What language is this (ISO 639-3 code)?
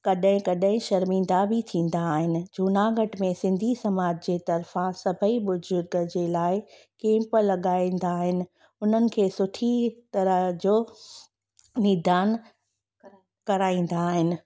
snd